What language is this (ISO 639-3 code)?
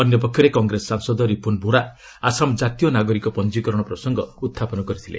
ori